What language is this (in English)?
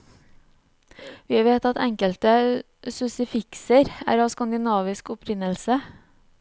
Norwegian